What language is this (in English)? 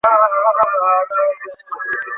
Bangla